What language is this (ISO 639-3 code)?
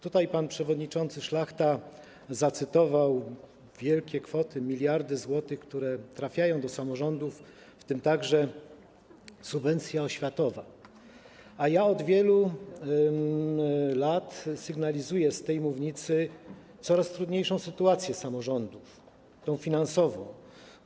pol